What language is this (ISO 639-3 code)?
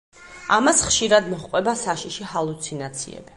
kat